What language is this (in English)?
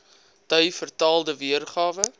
Afrikaans